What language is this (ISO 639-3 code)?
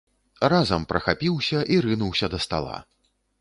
bel